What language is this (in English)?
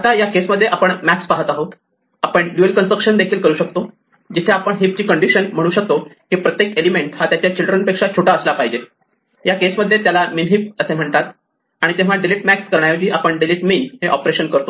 Marathi